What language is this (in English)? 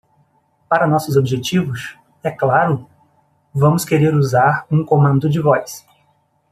Portuguese